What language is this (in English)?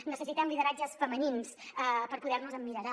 Catalan